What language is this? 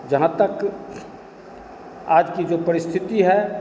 Hindi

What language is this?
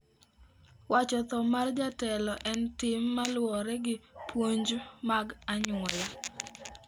Luo (Kenya and Tanzania)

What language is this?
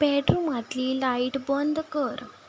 Konkani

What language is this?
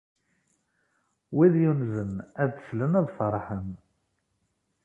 Kabyle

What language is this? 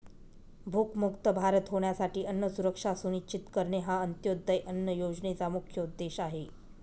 Marathi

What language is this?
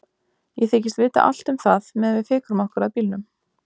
Icelandic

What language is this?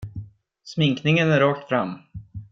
Swedish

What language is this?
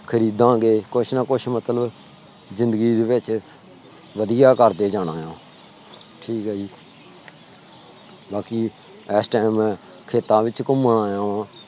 Punjabi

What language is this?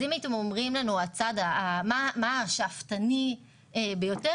Hebrew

